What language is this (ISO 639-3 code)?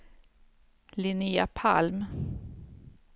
swe